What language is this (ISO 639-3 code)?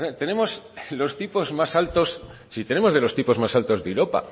spa